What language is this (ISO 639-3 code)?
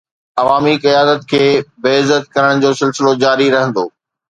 snd